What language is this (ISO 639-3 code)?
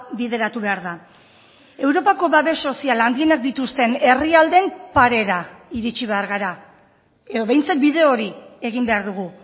eus